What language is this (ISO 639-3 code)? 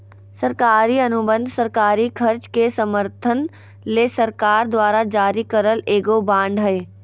mag